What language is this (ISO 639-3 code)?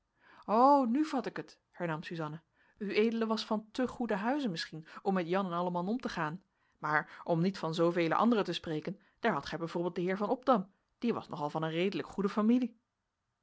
nld